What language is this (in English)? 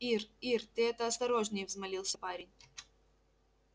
Russian